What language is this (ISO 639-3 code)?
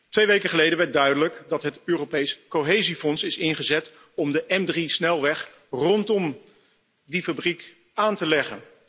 nld